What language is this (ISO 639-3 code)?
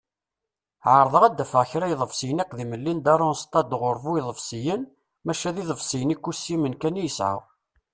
kab